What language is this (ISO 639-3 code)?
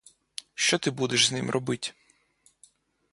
ukr